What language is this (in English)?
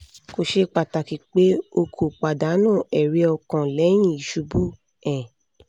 Yoruba